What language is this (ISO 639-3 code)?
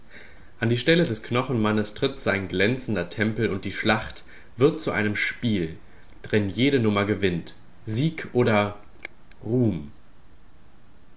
deu